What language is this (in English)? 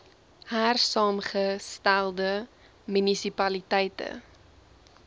Afrikaans